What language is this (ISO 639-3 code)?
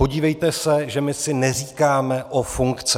ces